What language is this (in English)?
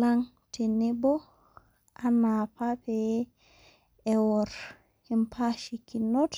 Masai